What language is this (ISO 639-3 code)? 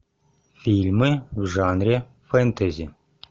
rus